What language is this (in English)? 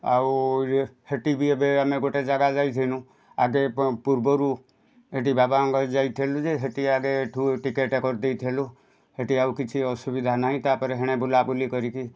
Odia